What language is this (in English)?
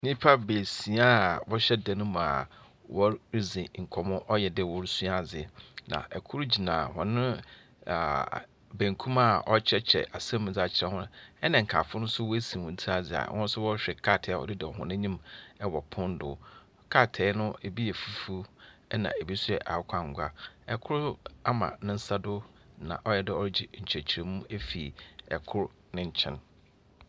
Akan